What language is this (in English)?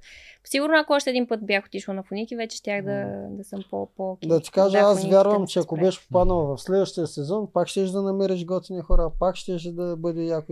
Bulgarian